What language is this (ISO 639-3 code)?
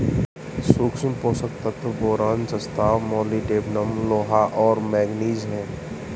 hin